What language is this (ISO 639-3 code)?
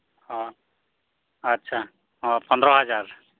sat